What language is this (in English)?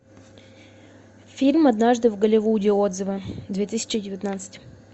Russian